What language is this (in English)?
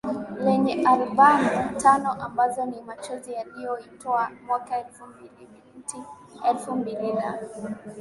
Swahili